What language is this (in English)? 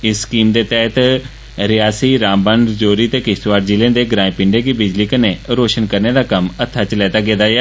Dogri